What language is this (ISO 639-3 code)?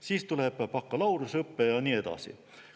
est